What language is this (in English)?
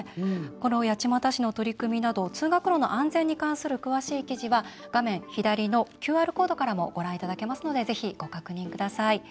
Japanese